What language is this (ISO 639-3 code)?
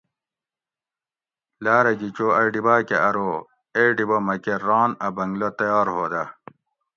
gwc